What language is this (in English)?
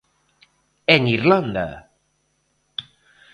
Galician